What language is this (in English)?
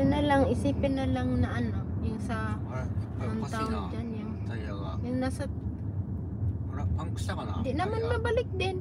Filipino